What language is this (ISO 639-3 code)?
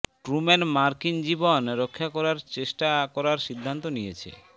ben